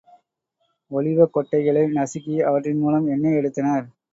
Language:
Tamil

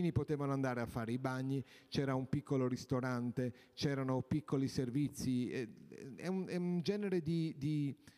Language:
Italian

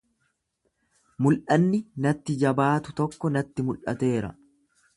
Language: Oromo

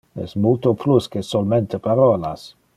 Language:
Interlingua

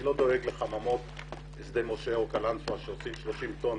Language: Hebrew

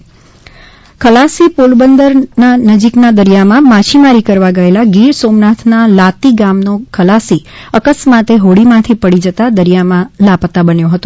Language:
Gujarati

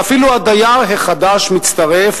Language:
Hebrew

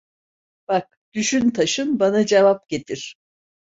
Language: Turkish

